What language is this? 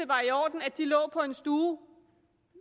Danish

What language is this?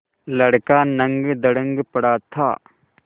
Hindi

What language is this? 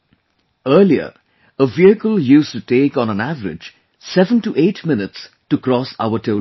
English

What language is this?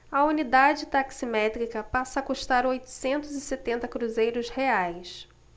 Portuguese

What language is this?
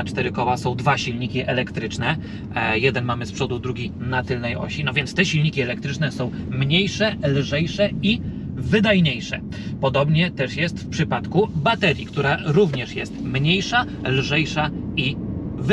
Polish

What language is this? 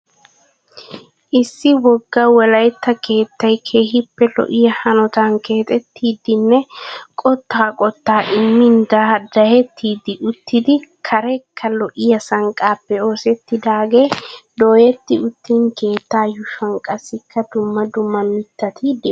Wolaytta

